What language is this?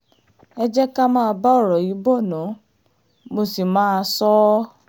Yoruba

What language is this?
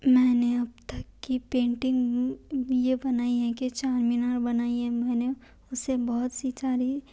Urdu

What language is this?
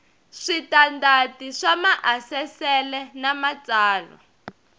Tsonga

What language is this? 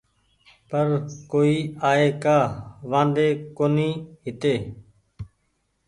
Goaria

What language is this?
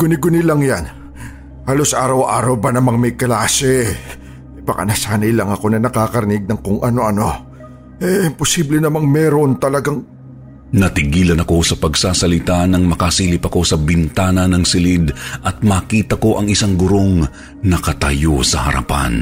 Filipino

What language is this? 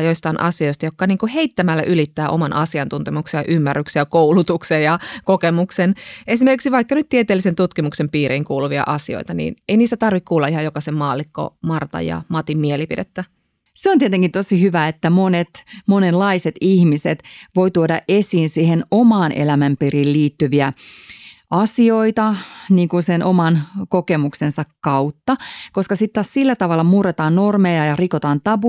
Finnish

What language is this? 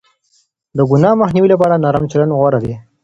Pashto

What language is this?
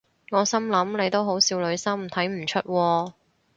Cantonese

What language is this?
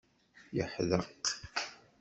Kabyle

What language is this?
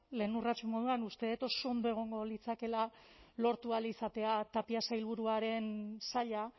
Basque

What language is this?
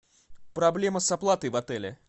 Russian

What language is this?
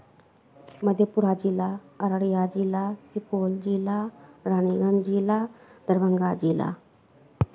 Maithili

